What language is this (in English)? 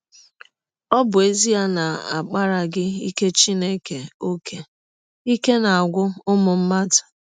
Igbo